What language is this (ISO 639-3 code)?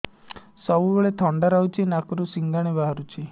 ori